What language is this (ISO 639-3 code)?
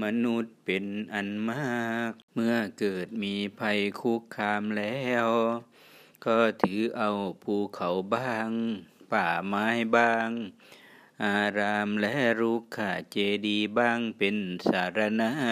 tha